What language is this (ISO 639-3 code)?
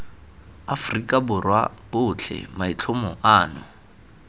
tsn